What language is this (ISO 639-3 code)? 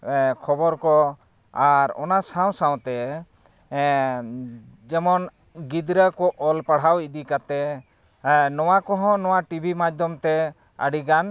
sat